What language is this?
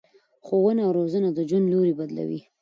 Pashto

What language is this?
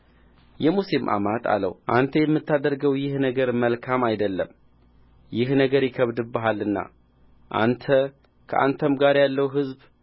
Amharic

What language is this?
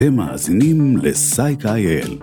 Hebrew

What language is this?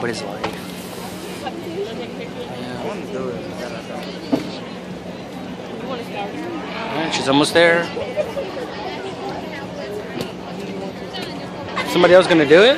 English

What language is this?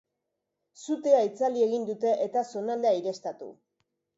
Basque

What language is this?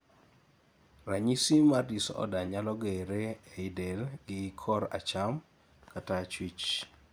Luo (Kenya and Tanzania)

